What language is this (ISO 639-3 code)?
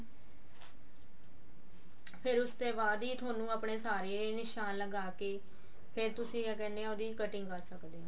pan